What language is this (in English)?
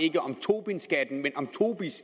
Danish